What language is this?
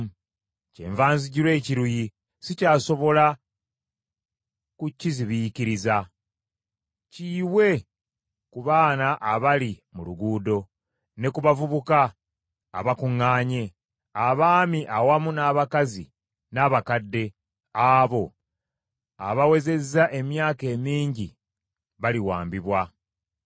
Ganda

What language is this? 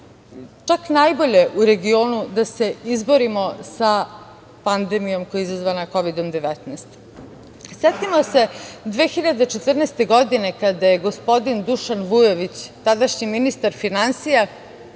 Serbian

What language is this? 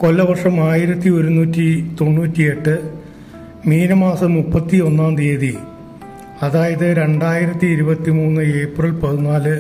Turkish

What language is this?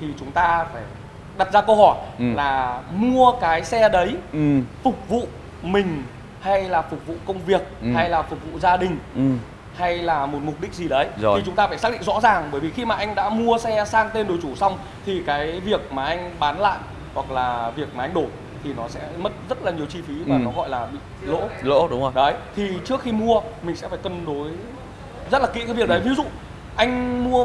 Vietnamese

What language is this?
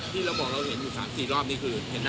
Thai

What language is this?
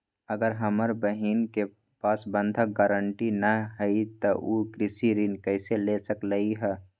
Magahi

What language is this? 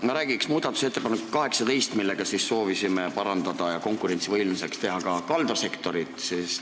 Estonian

